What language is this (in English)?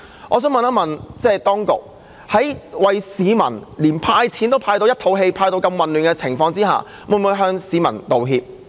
Cantonese